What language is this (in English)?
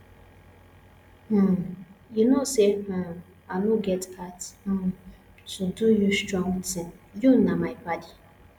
Nigerian Pidgin